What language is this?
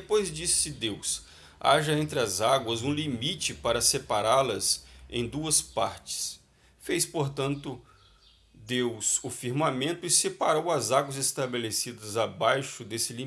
Portuguese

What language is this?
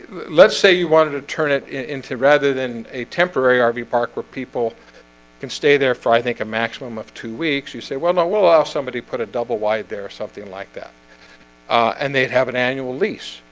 English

